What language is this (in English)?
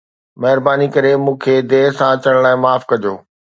Sindhi